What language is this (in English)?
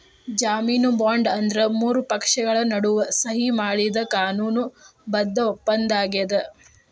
Kannada